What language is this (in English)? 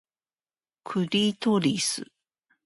Japanese